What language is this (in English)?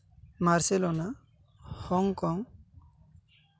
Santali